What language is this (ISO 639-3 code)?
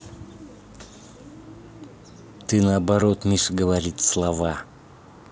rus